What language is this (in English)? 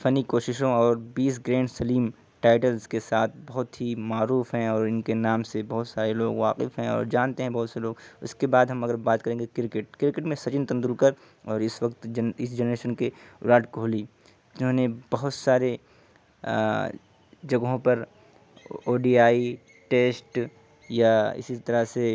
Urdu